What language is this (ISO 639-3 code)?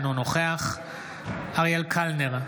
heb